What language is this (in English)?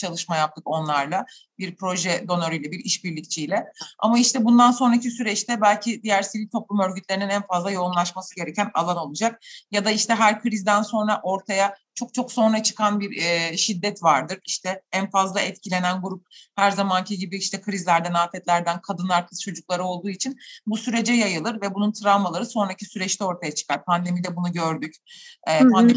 Turkish